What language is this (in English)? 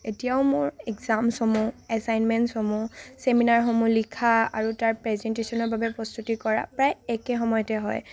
Assamese